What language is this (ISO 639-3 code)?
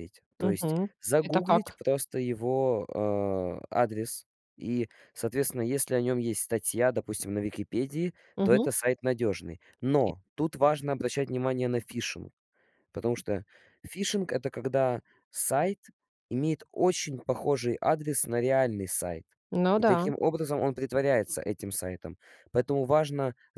rus